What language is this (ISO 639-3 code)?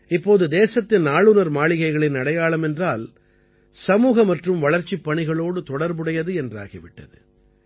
tam